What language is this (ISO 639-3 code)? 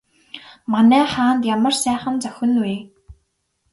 mon